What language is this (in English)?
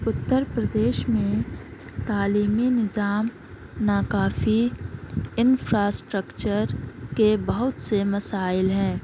Urdu